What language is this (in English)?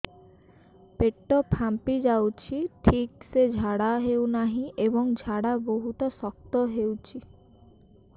Odia